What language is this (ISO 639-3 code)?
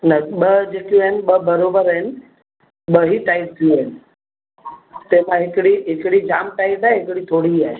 snd